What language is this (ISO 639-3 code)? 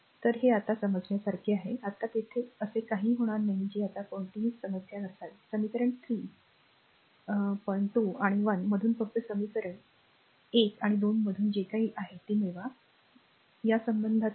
mar